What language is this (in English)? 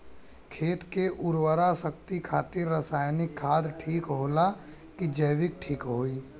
Bhojpuri